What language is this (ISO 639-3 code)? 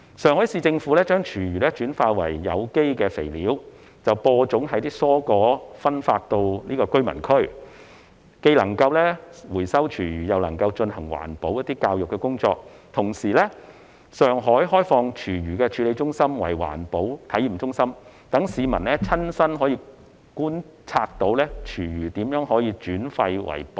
yue